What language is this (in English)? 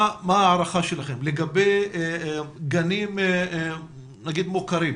Hebrew